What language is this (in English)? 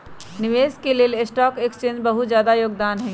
Magahi